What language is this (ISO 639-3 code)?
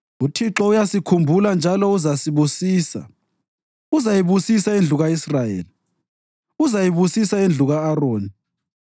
nde